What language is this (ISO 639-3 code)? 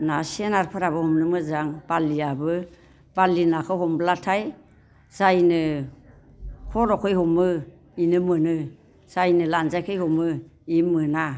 brx